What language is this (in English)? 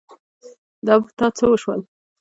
Pashto